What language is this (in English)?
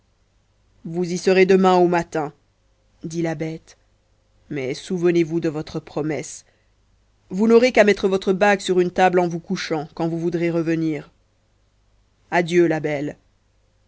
French